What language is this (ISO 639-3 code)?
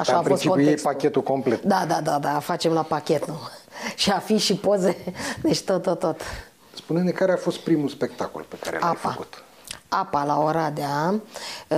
ron